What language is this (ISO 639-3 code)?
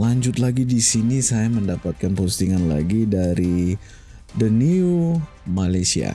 ind